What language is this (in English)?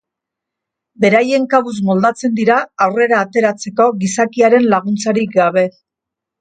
Basque